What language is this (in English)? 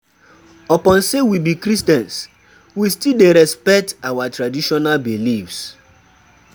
Nigerian Pidgin